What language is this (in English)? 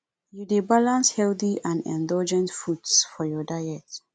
Nigerian Pidgin